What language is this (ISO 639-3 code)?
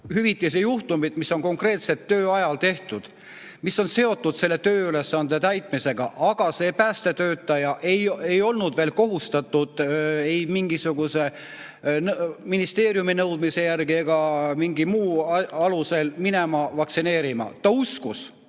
est